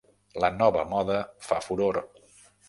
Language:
Catalan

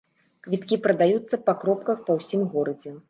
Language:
Belarusian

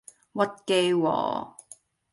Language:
Cantonese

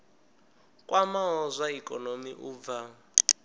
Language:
Venda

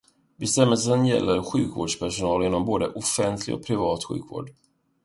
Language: Swedish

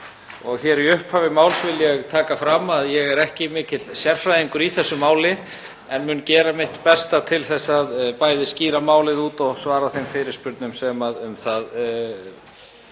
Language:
Icelandic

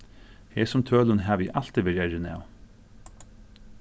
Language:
Faroese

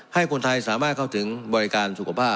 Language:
Thai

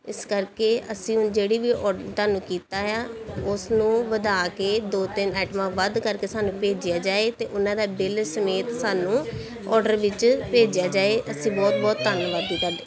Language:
Punjabi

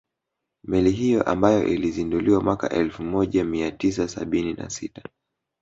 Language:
Swahili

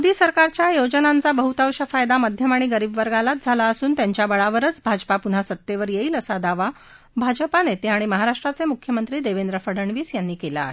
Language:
Marathi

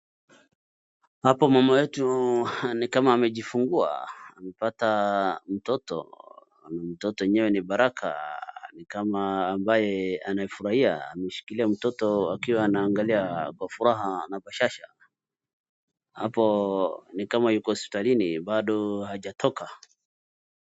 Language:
Swahili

